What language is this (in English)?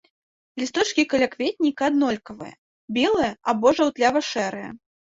Belarusian